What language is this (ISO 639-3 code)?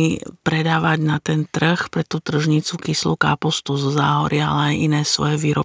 slk